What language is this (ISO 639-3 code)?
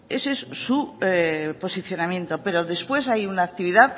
spa